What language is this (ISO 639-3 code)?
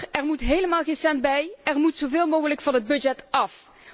nld